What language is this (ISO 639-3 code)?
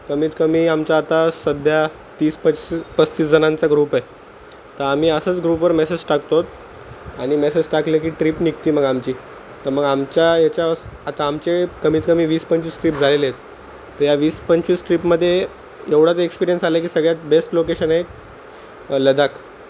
mar